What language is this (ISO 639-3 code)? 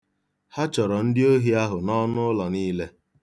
ibo